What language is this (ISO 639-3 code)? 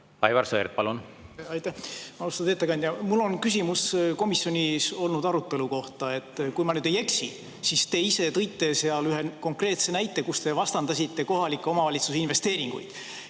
est